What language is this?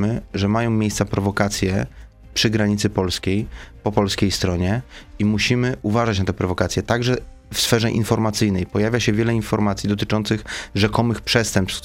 Polish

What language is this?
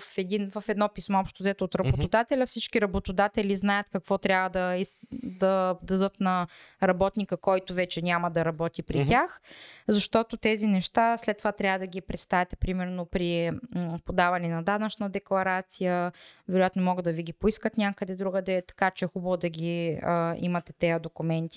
Bulgarian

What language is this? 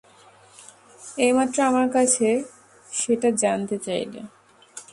Bangla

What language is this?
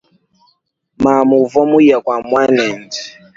Luba-Lulua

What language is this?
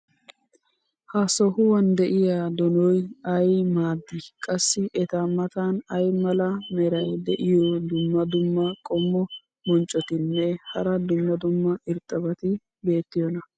Wolaytta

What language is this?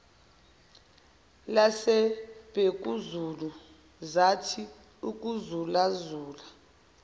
Zulu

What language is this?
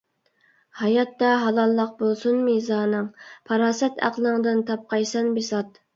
Uyghur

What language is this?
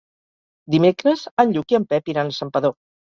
Catalan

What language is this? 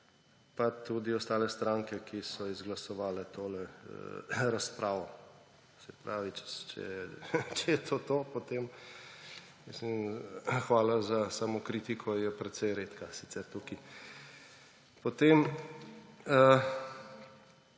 Slovenian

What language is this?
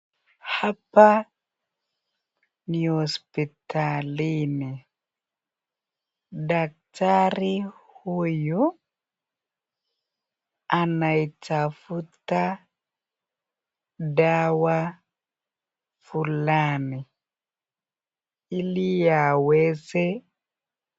Swahili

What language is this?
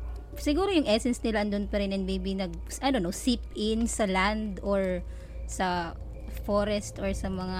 Filipino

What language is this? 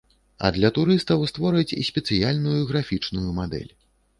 Belarusian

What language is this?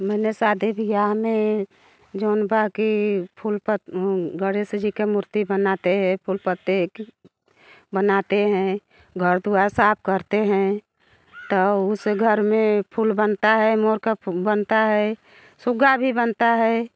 Hindi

